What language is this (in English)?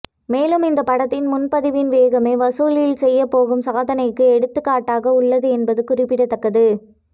Tamil